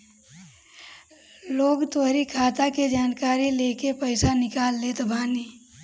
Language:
Bhojpuri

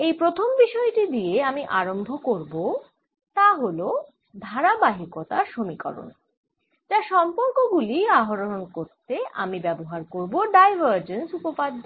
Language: Bangla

